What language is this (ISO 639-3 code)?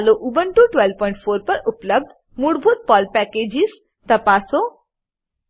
guj